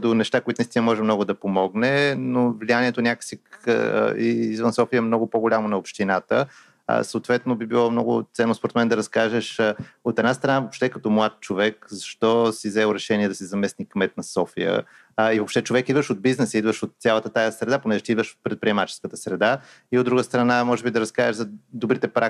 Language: Bulgarian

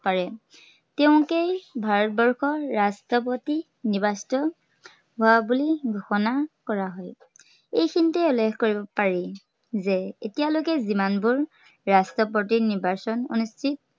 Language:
Assamese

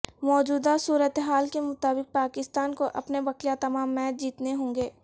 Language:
Urdu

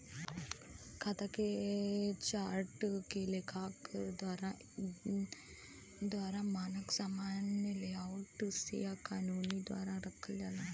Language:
Bhojpuri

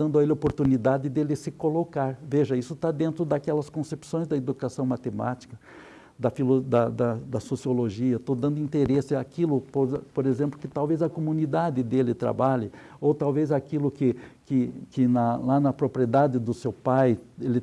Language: Portuguese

